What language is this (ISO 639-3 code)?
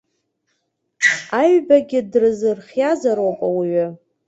abk